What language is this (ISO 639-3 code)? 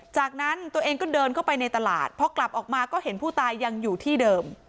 tha